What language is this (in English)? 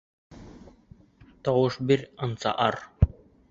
Bashkir